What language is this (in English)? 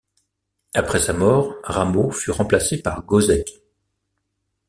French